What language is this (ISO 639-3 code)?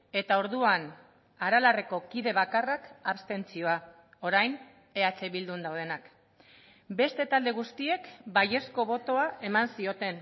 eus